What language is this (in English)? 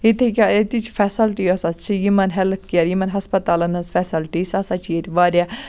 Kashmiri